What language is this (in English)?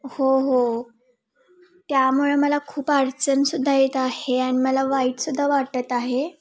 Marathi